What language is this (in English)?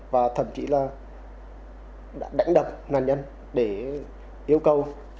Vietnamese